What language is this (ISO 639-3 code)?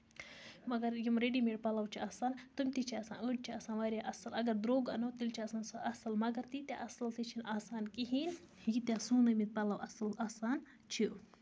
kas